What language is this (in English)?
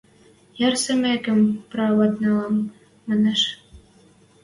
Western Mari